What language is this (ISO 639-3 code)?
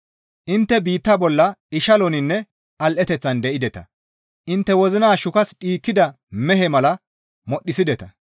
gmv